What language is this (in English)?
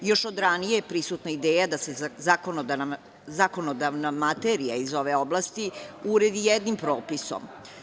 Serbian